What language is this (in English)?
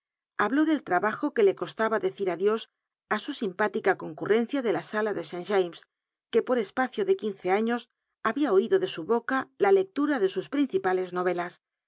Spanish